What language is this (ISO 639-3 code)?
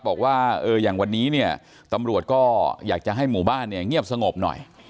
tha